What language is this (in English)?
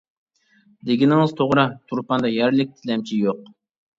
Uyghur